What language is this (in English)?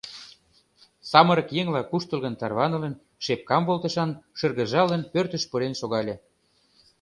Mari